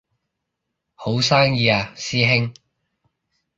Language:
Cantonese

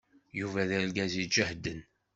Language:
Kabyle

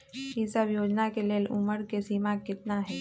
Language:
Magahi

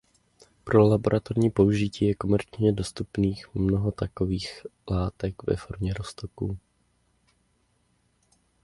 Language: Czech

